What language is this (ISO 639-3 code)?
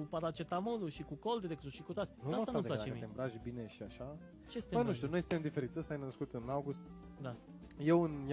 ron